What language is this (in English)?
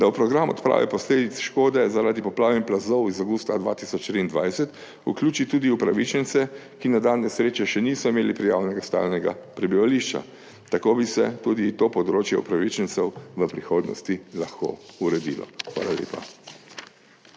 Slovenian